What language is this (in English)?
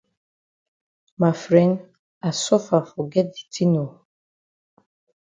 Cameroon Pidgin